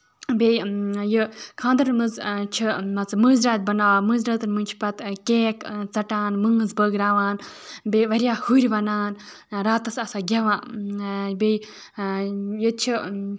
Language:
Kashmiri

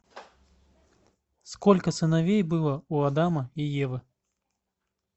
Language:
Russian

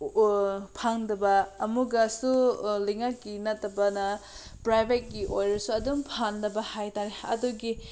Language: Manipuri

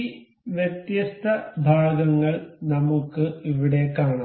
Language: Malayalam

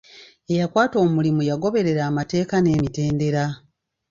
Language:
Ganda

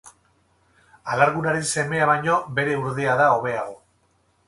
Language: Basque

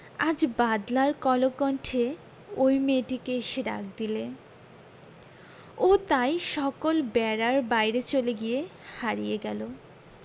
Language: Bangla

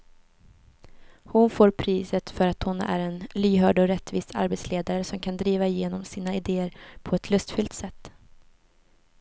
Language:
Swedish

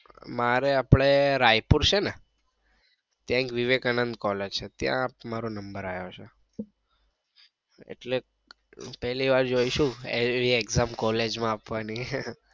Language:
Gujarati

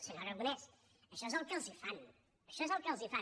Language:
Catalan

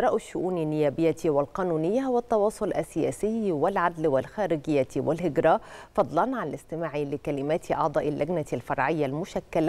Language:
Arabic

